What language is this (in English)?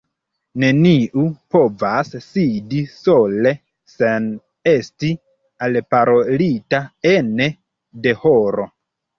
Esperanto